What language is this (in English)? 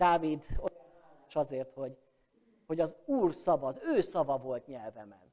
Hungarian